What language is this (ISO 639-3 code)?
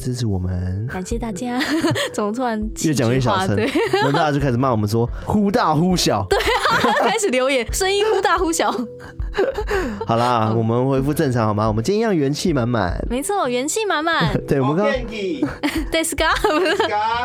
zho